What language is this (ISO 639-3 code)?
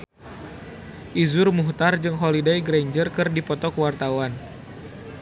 sun